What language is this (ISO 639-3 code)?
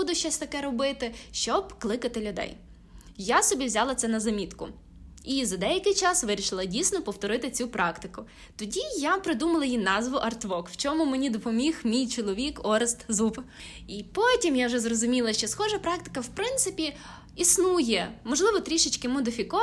ukr